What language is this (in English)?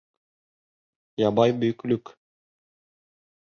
Bashkir